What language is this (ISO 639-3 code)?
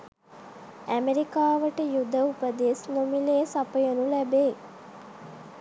sin